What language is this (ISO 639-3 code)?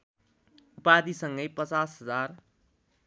nep